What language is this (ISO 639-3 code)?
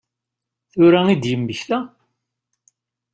kab